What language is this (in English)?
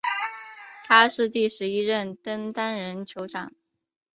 Chinese